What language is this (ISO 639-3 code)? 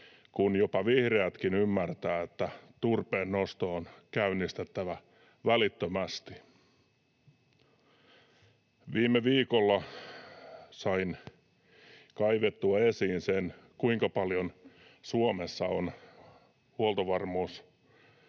fin